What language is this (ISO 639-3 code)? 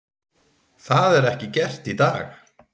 isl